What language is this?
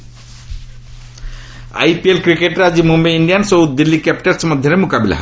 Odia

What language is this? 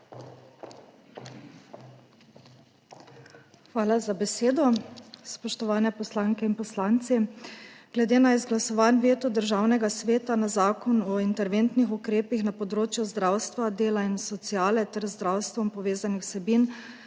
Slovenian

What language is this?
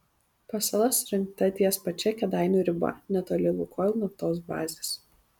Lithuanian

